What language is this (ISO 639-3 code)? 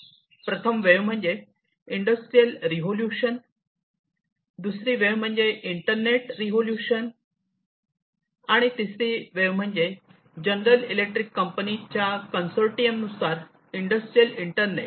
mar